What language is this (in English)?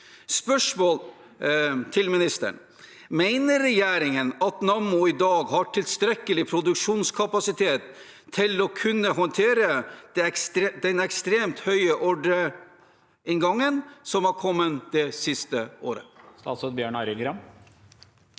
Norwegian